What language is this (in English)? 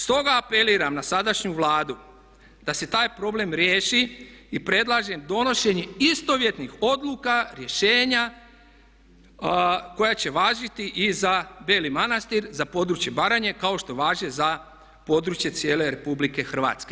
Croatian